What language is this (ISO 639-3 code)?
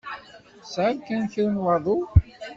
kab